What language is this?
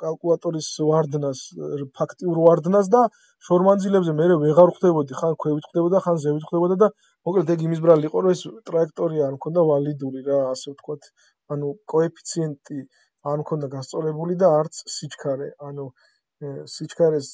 Romanian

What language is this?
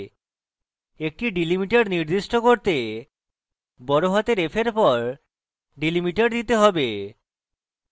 Bangla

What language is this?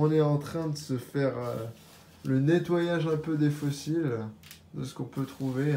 French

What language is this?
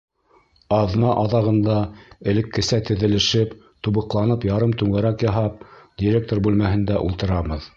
Bashkir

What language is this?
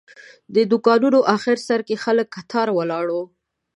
Pashto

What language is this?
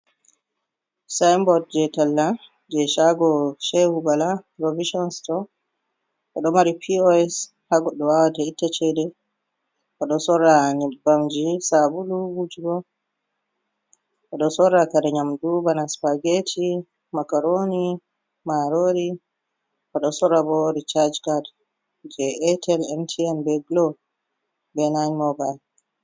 Fula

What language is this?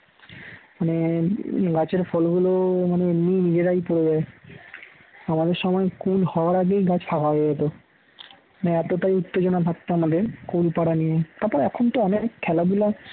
Bangla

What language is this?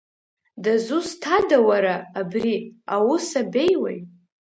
Abkhazian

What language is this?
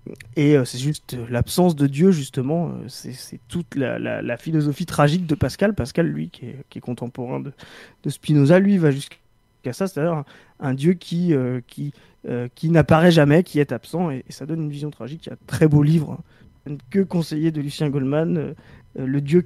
French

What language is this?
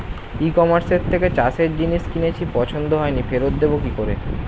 Bangla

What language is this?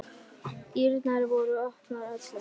Icelandic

